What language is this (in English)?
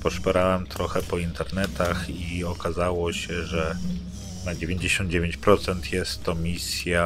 Polish